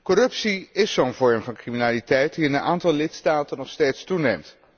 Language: Dutch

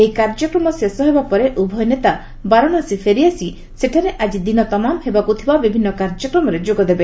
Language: Odia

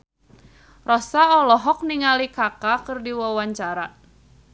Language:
Sundanese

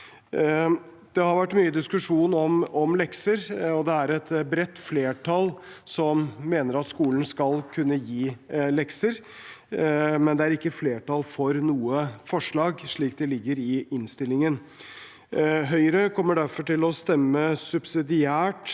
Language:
Norwegian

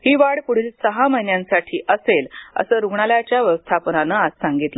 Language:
Marathi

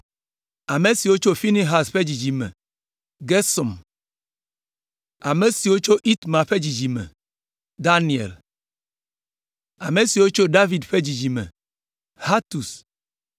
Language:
Ewe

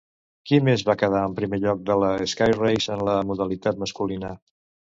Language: Catalan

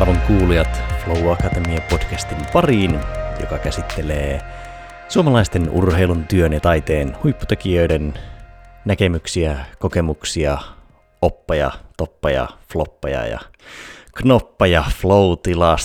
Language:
Finnish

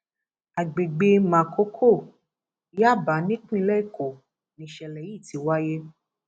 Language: Yoruba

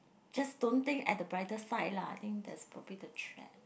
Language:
English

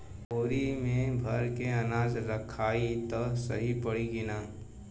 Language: Bhojpuri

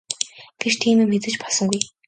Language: Mongolian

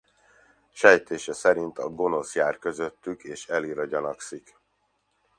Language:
Hungarian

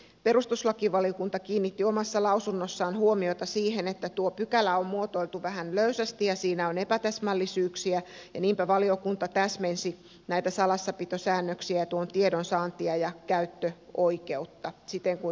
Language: Finnish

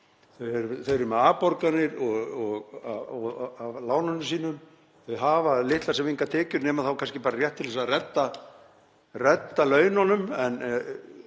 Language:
Icelandic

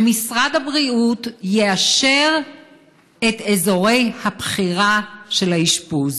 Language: Hebrew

